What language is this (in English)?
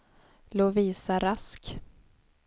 Swedish